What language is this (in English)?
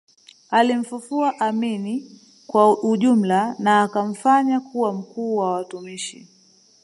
Swahili